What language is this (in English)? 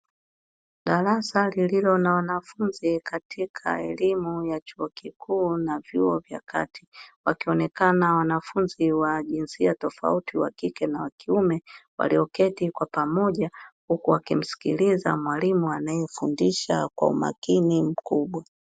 Swahili